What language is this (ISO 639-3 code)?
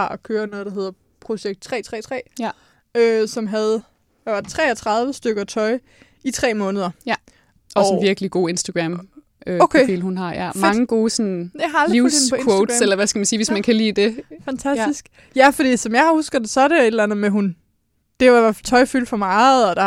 dan